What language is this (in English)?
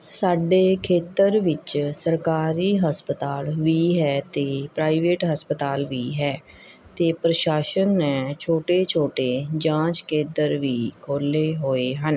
Punjabi